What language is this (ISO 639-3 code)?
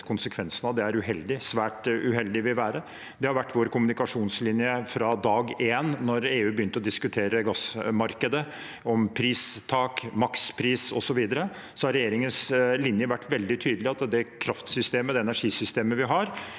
nor